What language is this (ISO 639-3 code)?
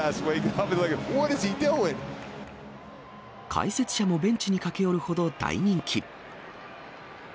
jpn